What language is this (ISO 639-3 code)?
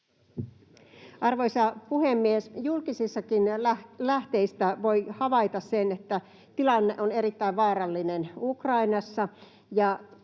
fin